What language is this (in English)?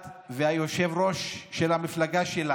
Hebrew